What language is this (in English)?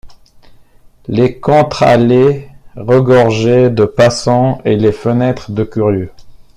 French